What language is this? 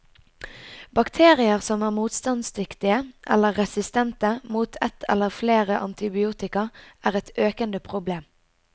Norwegian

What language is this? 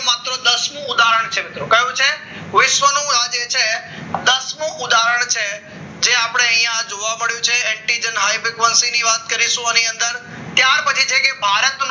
Gujarati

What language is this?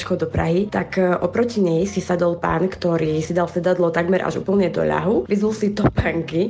Slovak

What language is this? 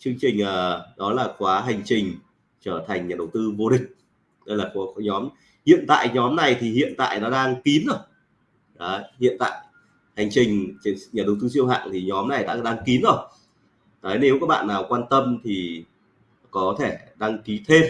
Vietnamese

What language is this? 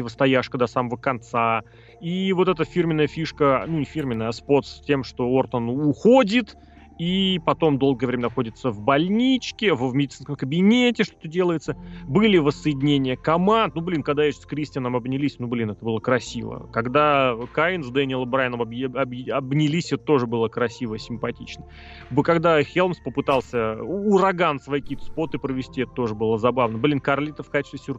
Russian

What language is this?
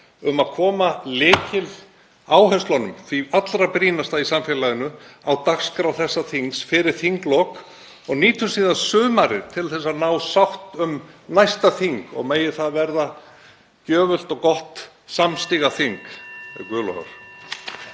Icelandic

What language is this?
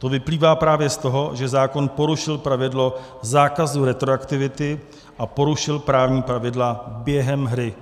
Czech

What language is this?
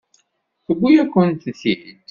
Kabyle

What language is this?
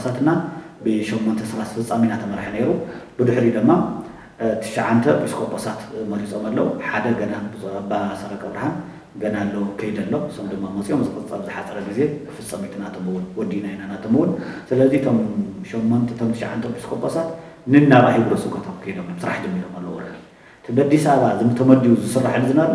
Arabic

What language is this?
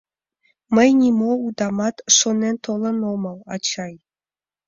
Mari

